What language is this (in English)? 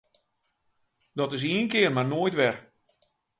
Western Frisian